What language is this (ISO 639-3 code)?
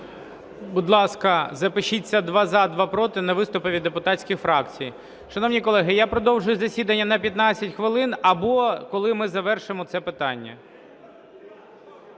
ukr